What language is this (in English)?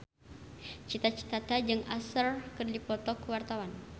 Sundanese